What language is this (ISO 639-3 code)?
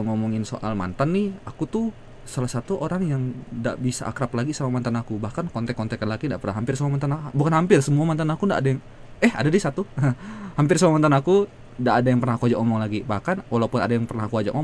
ind